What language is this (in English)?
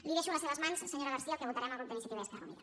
Catalan